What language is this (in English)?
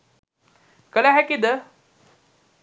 Sinhala